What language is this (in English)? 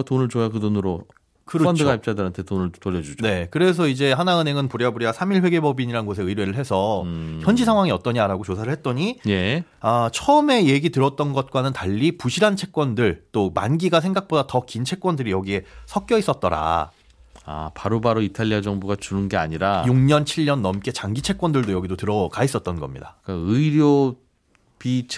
Korean